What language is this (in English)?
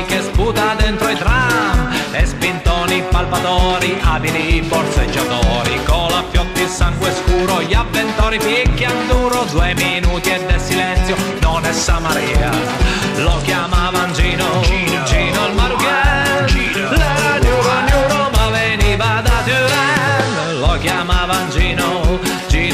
Italian